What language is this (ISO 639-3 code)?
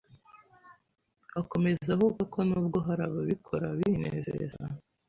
kin